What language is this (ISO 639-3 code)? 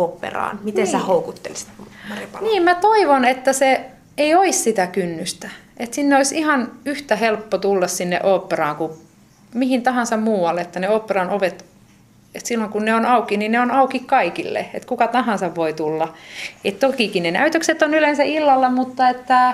fin